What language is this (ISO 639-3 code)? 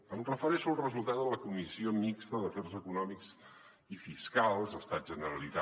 cat